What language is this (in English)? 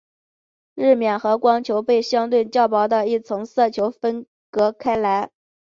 Chinese